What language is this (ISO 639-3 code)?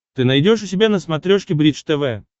rus